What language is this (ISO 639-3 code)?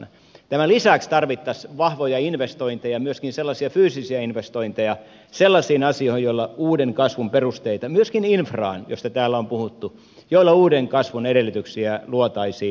fin